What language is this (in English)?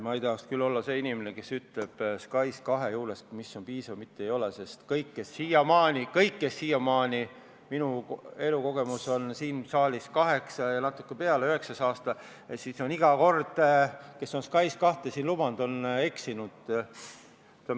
Estonian